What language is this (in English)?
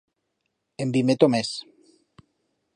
Aragonese